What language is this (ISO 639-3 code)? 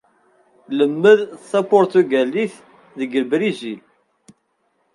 kab